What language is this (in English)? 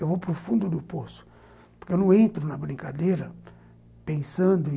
Portuguese